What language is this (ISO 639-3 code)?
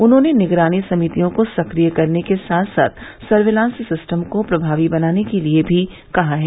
hin